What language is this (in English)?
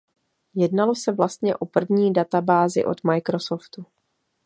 Czech